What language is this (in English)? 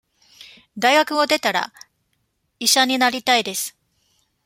Japanese